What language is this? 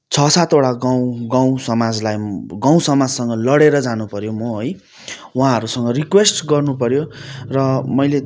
Nepali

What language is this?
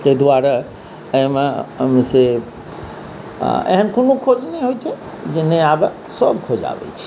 Maithili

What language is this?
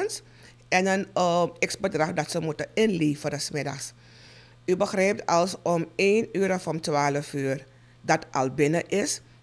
Dutch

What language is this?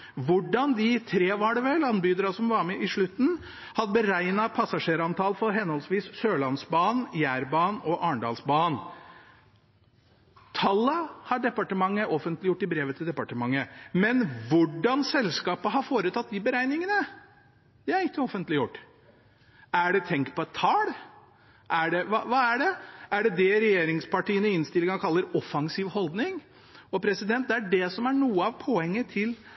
Norwegian Bokmål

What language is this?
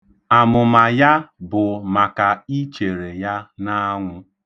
Igbo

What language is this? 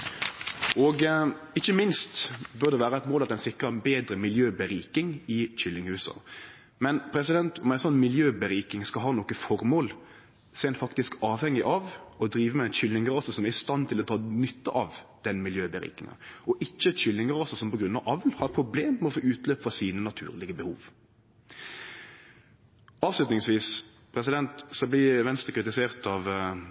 Norwegian Nynorsk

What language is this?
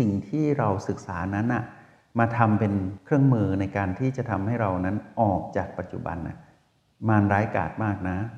Thai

